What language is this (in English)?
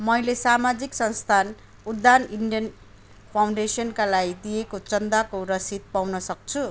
Nepali